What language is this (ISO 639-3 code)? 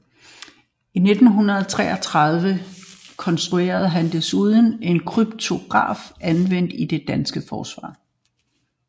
dan